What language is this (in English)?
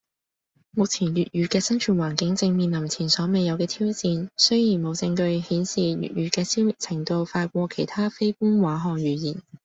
Cantonese